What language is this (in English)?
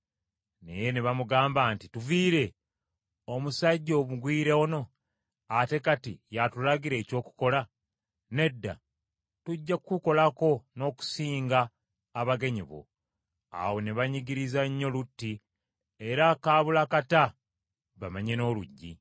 Ganda